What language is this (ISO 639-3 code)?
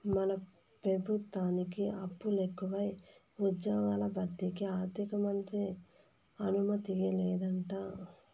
tel